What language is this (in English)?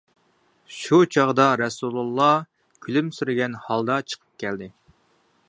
Uyghur